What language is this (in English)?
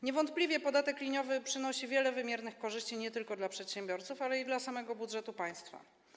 Polish